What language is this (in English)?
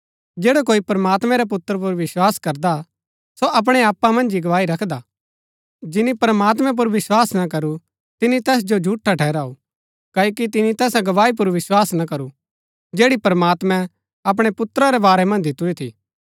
Gaddi